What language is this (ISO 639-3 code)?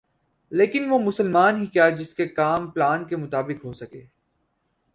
urd